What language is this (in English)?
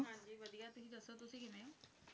Punjabi